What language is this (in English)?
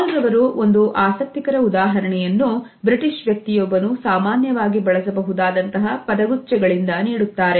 Kannada